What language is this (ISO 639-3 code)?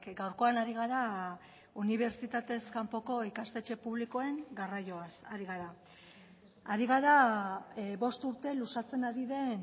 eus